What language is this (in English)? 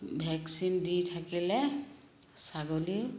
Assamese